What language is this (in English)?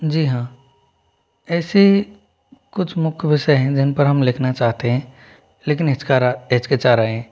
Hindi